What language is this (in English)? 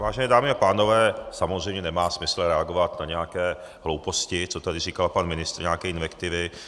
Czech